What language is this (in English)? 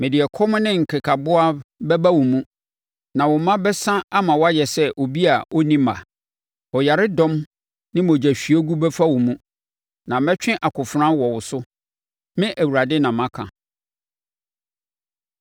Akan